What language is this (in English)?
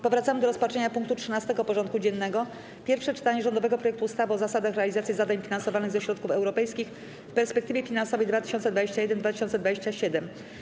Polish